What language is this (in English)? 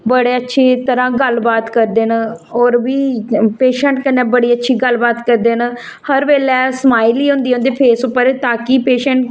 Dogri